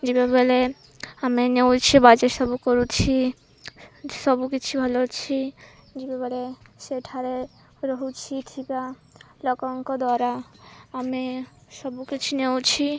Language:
Odia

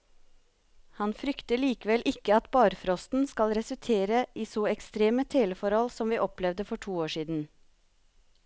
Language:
Norwegian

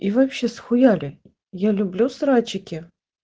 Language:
Russian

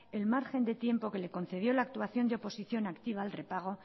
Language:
Spanish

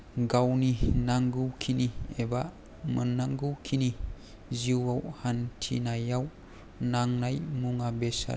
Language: Bodo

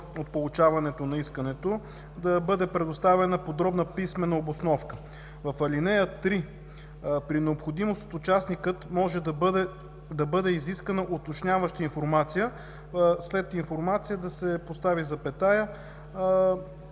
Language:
Bulgarian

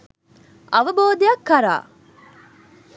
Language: Sinhala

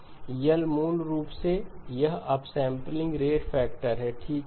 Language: Hindi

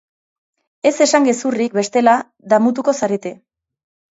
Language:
Basque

